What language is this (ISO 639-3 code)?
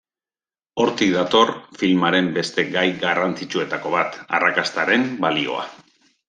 eus